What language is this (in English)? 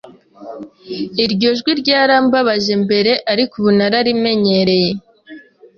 Kinyarwanda